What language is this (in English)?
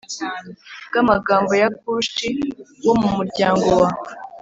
Kinyarwanda